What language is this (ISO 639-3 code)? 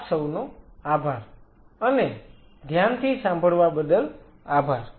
guj